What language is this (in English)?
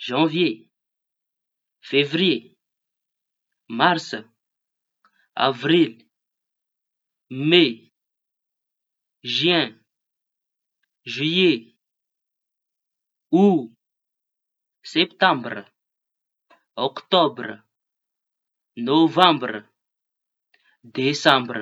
Tanosy Malagasy